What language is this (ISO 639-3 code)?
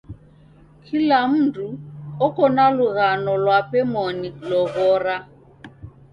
dav